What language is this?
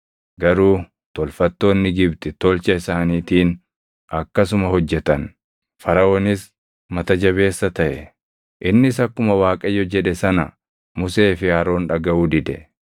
Oromo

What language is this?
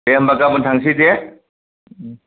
Bodo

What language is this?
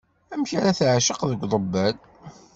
Kabyle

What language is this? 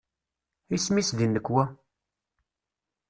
Kabyle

